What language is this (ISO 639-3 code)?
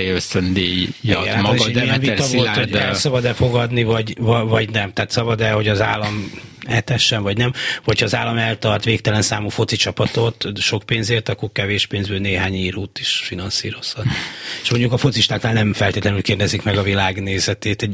hun